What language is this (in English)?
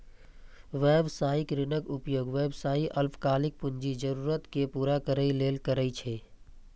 Maithili